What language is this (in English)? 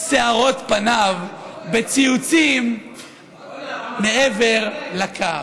Hebrew